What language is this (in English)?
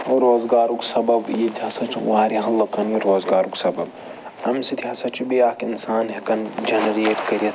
Kashmiri